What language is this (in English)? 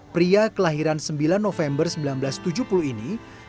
Indonesian